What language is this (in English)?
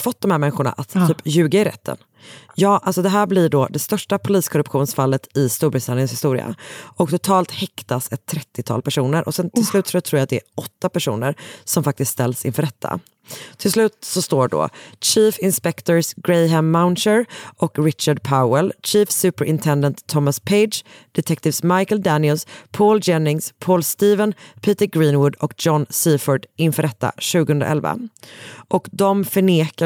Swedish